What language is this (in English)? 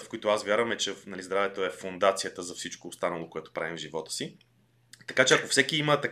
Bulgarian